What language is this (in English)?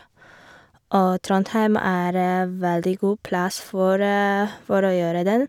Norwegian